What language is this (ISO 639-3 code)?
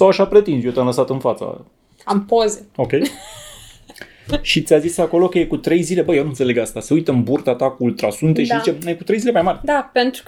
ron